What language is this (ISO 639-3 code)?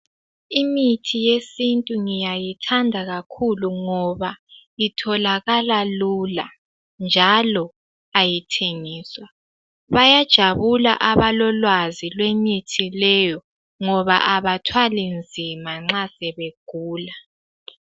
nde